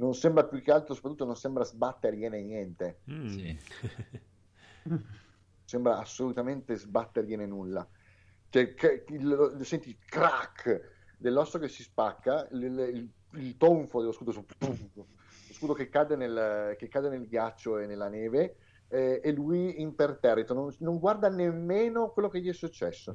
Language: Italian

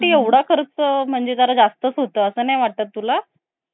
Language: Marathi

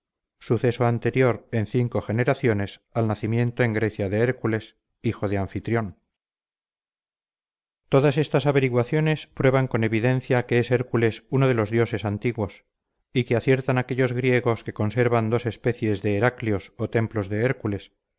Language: Spanish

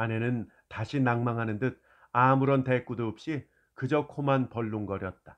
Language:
Korean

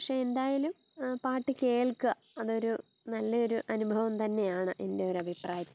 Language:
Malayalam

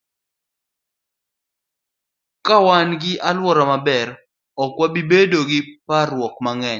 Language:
Luo (Kenya and Tanzania)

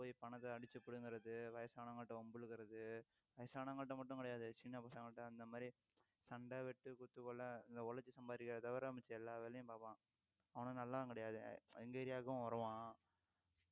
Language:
Tamil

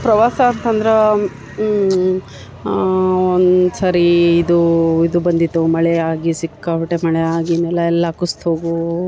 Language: Kannada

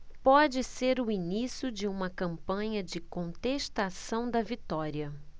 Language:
Portuguese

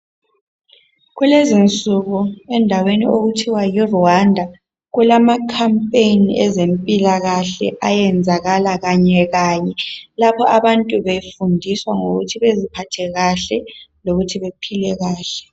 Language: North Ndebele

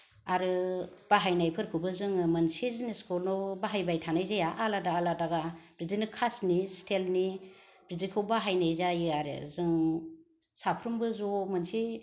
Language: Bodo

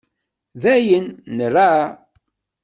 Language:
Kabyle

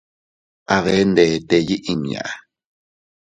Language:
Teutila Cuicatec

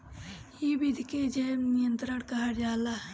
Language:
Bhojpuri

